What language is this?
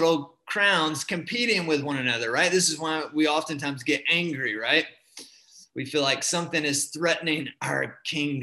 English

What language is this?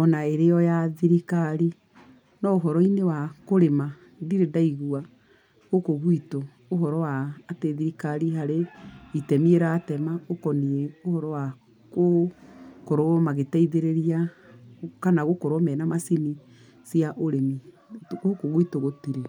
Kikuyu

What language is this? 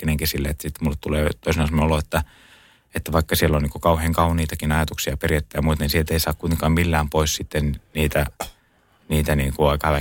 Finnish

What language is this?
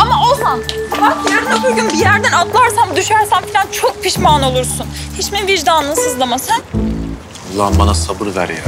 Turkish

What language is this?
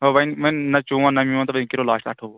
Kashmiri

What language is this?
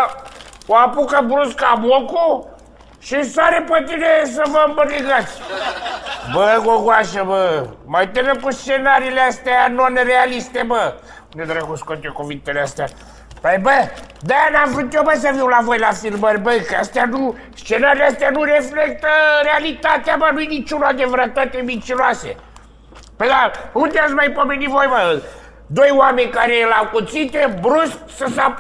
Romanian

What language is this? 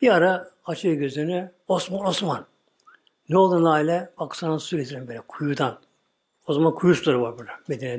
Turkish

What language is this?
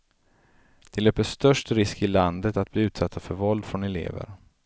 Swedish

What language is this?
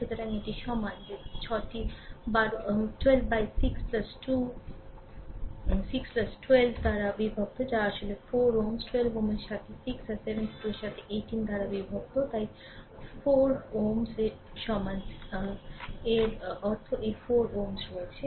Bangla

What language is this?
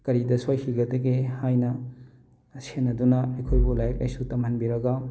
Manipuri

